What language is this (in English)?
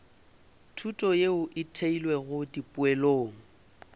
Northern Sotho